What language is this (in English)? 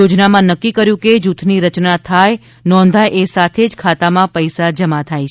Gujarati